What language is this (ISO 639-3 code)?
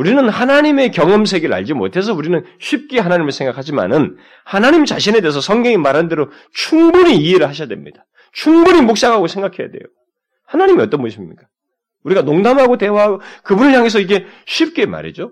kor